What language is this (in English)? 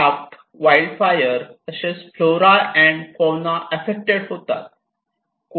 Marathi